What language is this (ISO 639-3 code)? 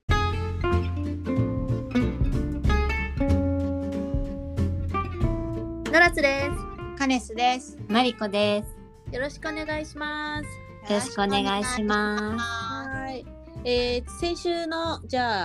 jpn